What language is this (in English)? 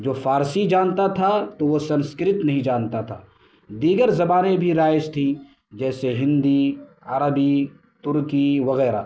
Urdu